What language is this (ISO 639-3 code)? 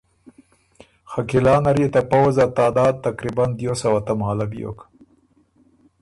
oru